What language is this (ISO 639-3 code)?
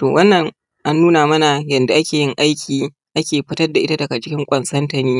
hau